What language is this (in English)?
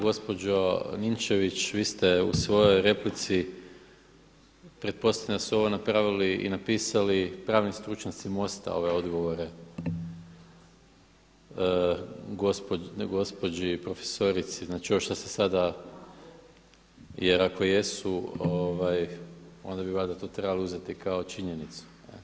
Croatian